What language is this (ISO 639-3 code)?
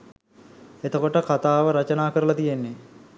sin